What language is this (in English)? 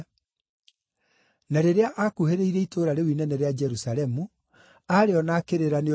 Kikuyu